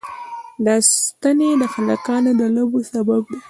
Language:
Pashto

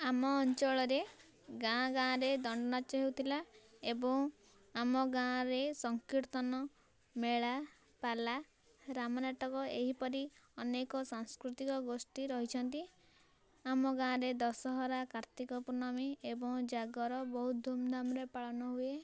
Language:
Odia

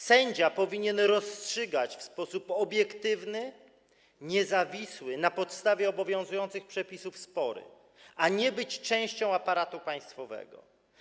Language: Polish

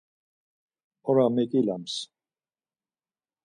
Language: Laz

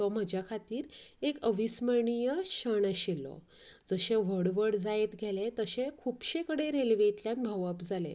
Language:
Konkani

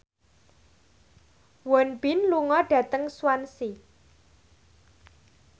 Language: Javanese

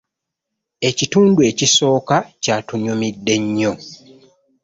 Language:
Ganda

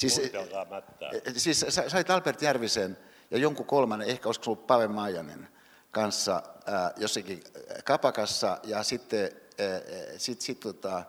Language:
Finnish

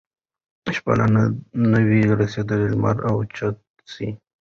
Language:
Pashto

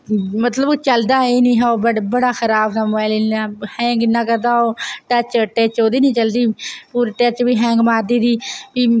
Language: Dogri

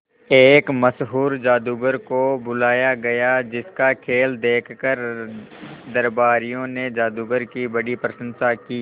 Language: Hindi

